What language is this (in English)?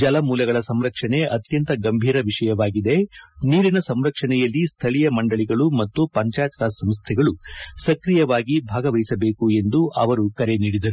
Kannada